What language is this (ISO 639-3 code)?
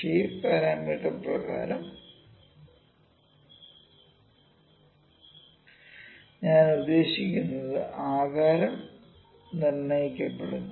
mal